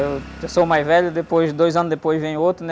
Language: Portuguese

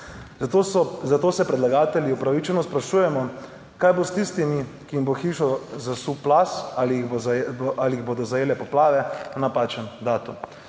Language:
Slovenian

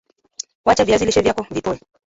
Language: Swahili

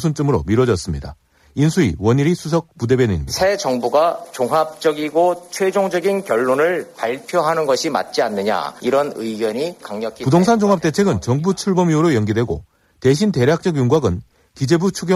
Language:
Korean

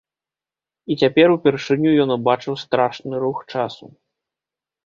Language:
Belarusian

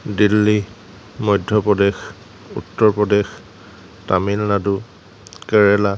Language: Assamese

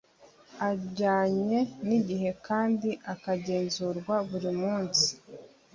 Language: Kinyarwanda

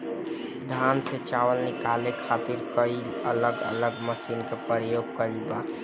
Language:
Bhojpuri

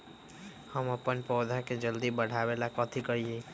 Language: Magahi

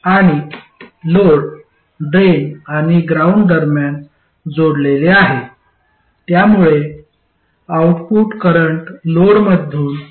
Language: Marathi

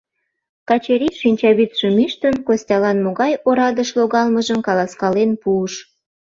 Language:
Mari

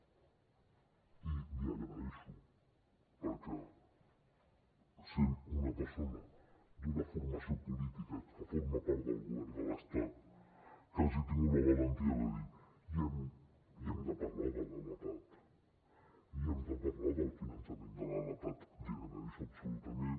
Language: Catalan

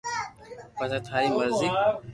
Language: Loarki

